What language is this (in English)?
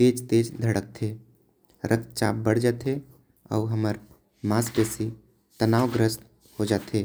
Korwa